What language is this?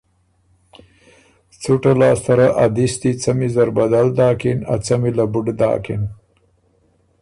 Ormuri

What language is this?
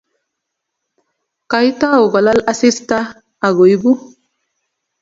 Kalenjin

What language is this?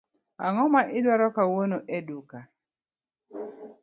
Luo (Kenya and Tanzania)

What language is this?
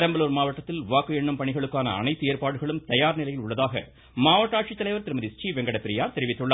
Tamil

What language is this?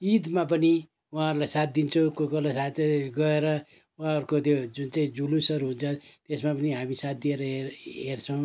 Nepali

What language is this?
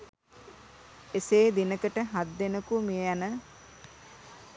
Sinhala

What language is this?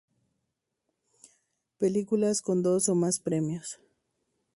Spanish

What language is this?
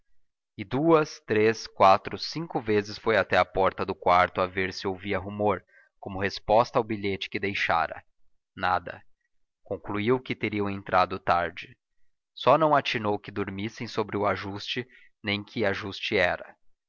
Portuguese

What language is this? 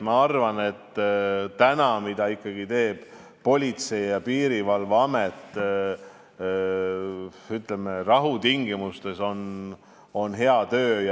Estonian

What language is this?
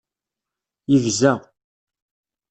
Kabyle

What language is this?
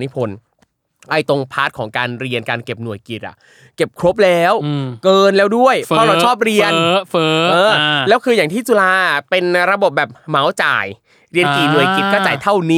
Thai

